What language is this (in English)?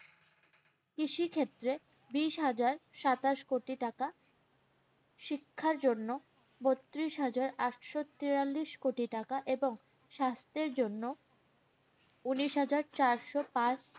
Bangla